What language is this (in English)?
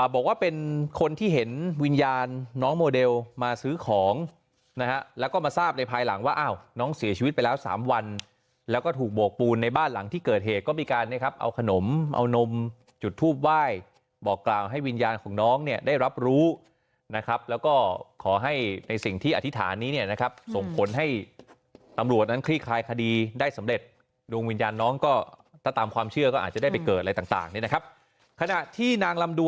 Thai